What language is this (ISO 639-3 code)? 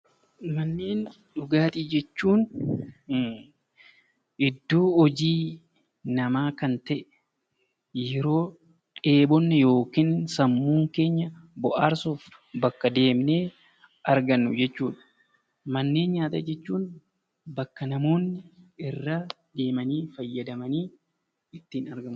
orm